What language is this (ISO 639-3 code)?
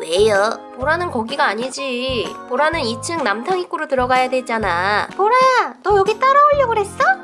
kor